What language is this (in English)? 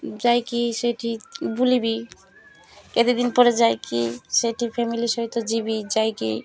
Odia